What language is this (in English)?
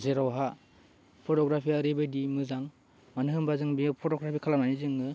Bodo